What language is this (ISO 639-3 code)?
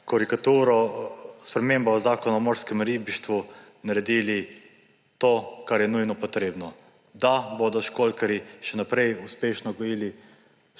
slv